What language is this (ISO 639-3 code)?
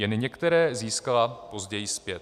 ces